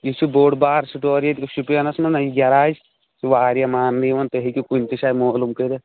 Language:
Kashmiri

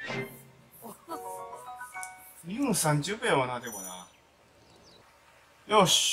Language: Japanese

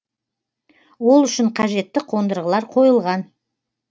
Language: Kazakh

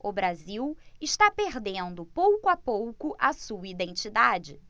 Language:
Portuguese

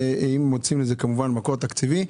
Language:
Hebrew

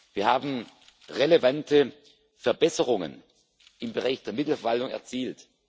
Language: German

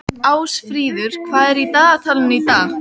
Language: Icelandic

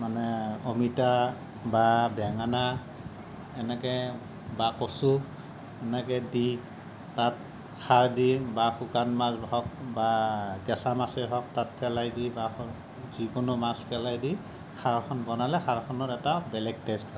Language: Assamese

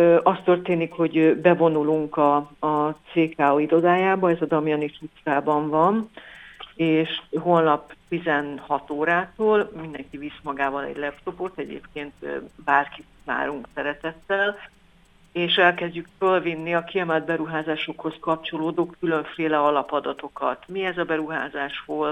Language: Hungarian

